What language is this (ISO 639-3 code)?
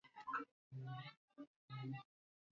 swa